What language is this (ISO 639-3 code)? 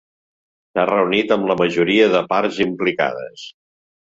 cat